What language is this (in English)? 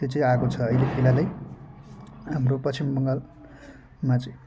Nepali